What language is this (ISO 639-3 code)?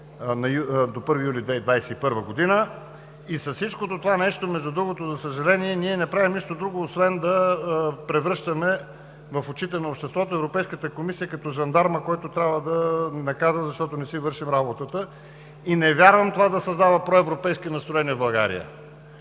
bul